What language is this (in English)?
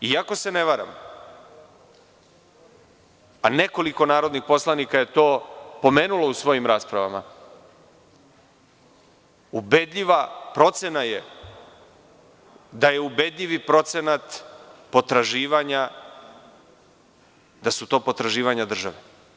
Serbian